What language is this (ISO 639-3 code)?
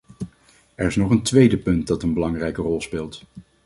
nld